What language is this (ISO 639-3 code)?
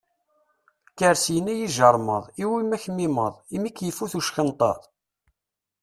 kab